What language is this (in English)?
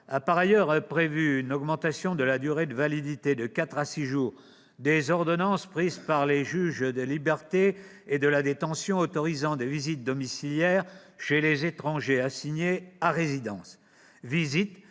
French